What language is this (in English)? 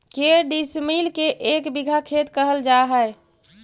Magahi